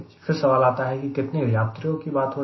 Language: Hindi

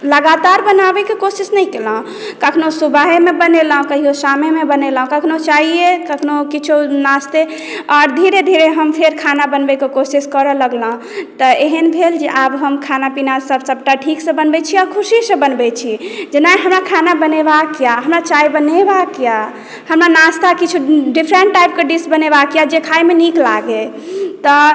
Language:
Maithili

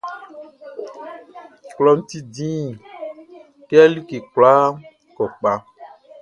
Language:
Baoulé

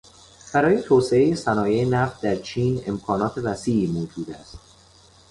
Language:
Persian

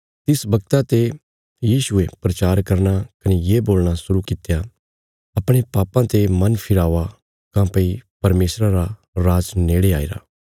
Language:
Bilaspuri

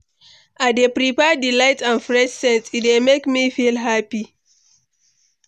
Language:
Nigerian Pidgin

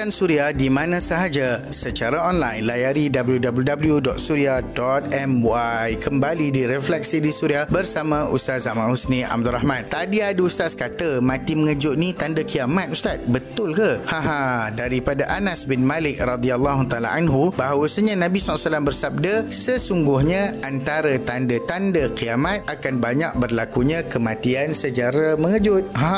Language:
Malay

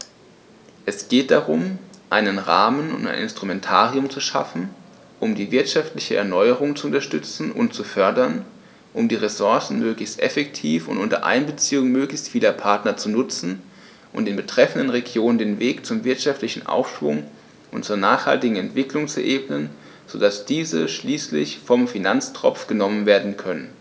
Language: German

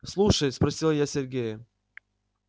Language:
Russian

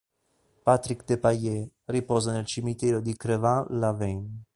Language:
Italian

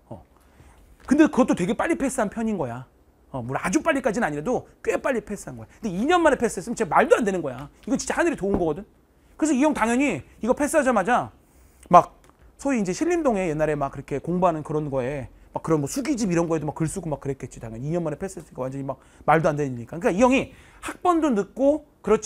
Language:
Korean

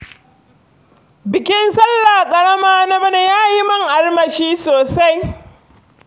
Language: Hausa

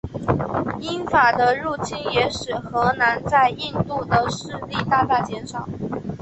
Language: Chinese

